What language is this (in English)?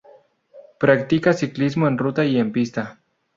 Spanish